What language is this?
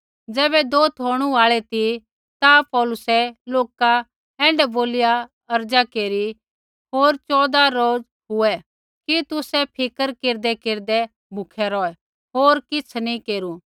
Kullu Pahari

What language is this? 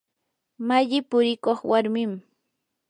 Yanahuanca Pasco Quechua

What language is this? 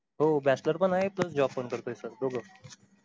Marathi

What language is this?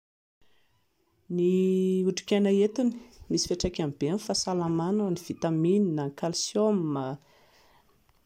Malagasy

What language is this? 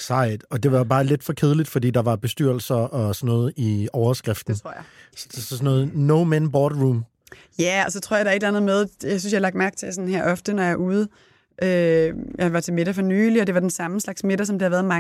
Danish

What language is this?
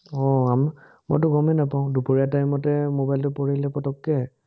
Assamese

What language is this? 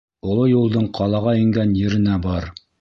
Bashkir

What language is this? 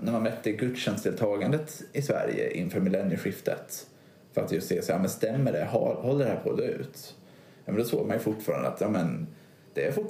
Swedish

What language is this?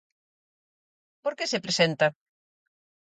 Galician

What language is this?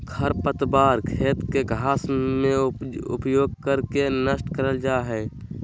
Magahi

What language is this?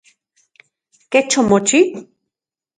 Central Puebla Nahuatl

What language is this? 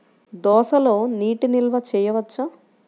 Telugu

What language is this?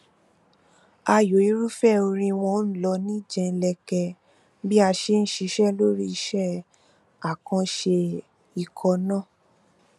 Yoruba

